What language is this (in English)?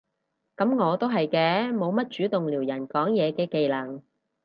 Cantonese